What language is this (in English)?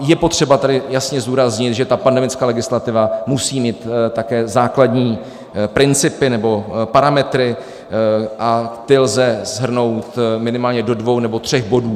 Czech